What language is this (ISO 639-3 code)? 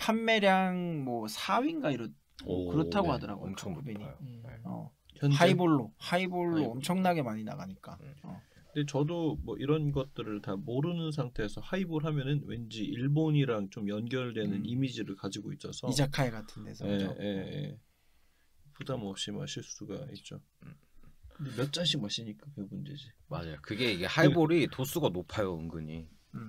kor